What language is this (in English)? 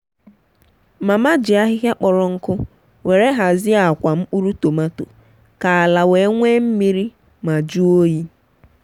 Igbo